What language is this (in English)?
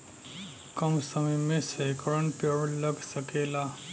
Bhojpuri